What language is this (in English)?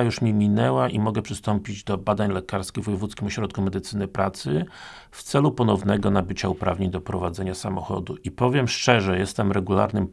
Polish